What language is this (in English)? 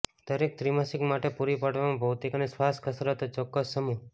Gujarati